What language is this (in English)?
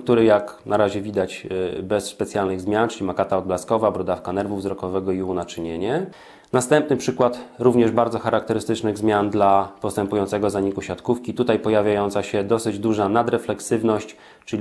Polish